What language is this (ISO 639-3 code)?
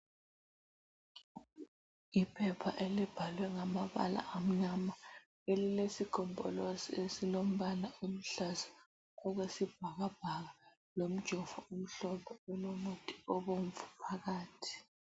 nde